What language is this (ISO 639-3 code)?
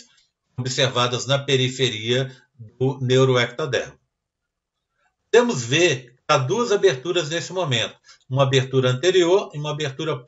por